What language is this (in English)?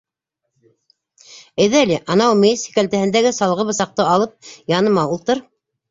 Bashkir